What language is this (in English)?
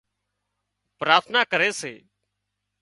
Wadiyara Koli